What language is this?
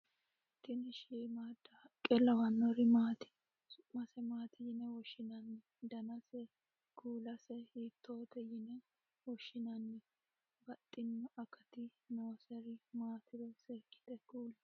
Sidamo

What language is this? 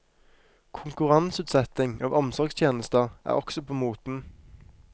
Norwegian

